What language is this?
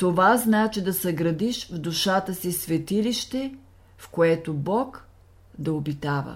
Bulgarian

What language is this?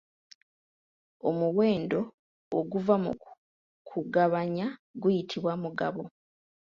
Ganda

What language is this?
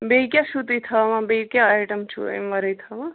Kashmiri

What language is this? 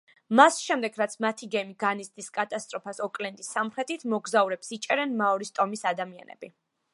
Georgian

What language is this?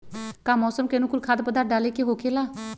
Magahi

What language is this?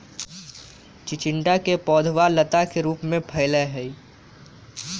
Magahi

